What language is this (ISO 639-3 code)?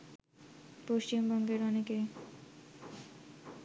ben